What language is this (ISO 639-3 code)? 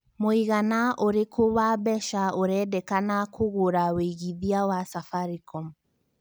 kik